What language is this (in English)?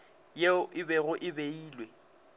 Northern Sotho